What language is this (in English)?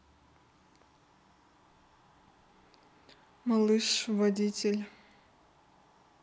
Russian